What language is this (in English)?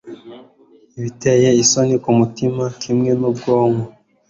Kinyarwanda